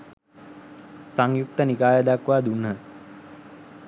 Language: Sinhala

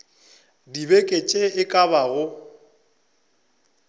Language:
Northern Sotho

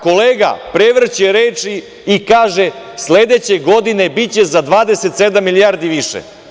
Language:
Serbian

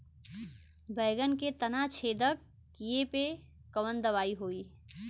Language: Bhojpuri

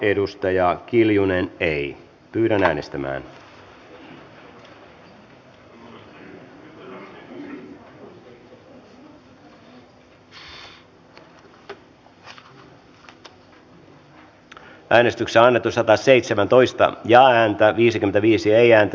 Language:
Finnish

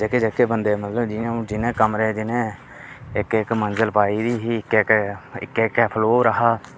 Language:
Dogri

